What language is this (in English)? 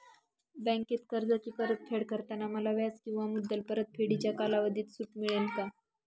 Marathi